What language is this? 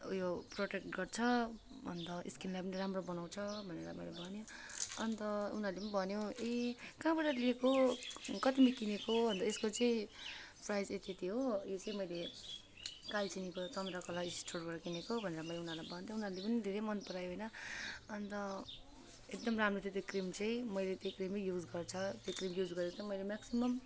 Nepali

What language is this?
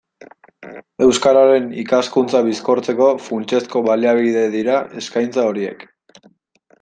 Basque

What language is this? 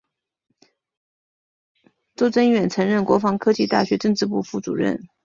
Chinese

